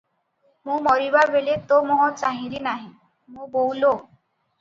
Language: Odia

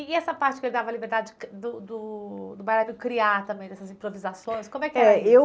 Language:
Portuguese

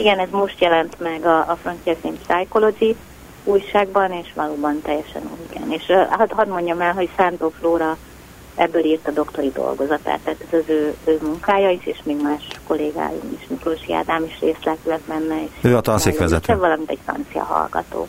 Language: Hungarian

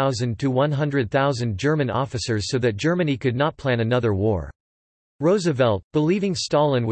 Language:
English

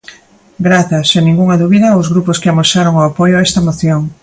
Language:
Galician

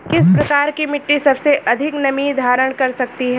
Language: Hindi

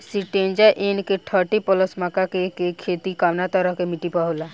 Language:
Bhojpuri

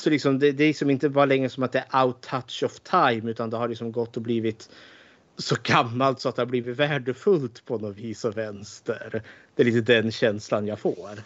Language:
Swedish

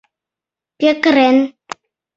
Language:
Mari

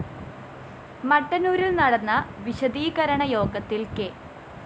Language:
Malayalam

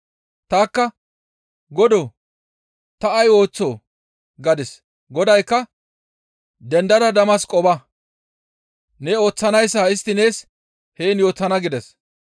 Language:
Gamo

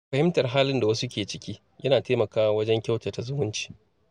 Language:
Hausa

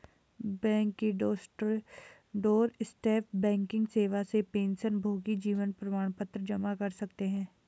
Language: Hindi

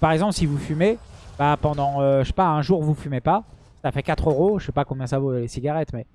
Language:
French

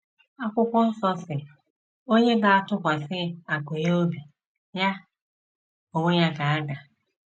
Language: Igbo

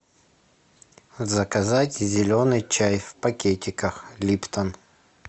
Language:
Russian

